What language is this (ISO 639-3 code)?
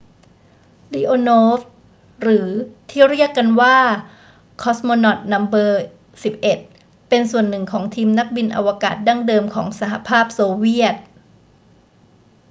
tha